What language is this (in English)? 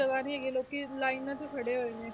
Punjabi